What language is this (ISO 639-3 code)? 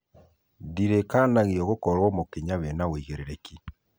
kik